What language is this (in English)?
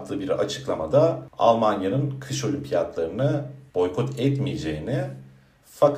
Turkish